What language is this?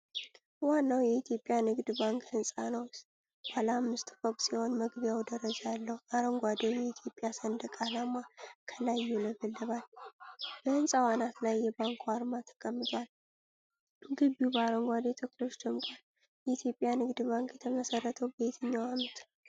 Amharic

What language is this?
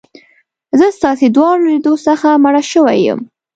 Pashto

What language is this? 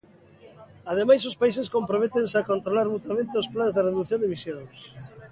Galician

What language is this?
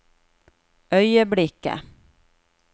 Norwegian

